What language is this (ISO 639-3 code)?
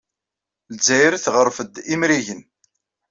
kab